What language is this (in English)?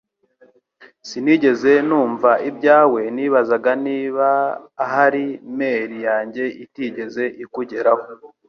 Kinyarwanda